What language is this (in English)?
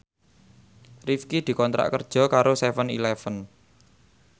Javanese